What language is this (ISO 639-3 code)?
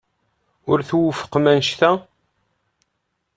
kab